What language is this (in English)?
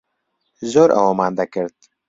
Central Kurdish